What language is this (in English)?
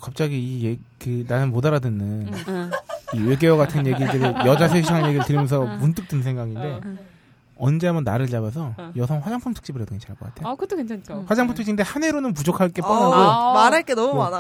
Korean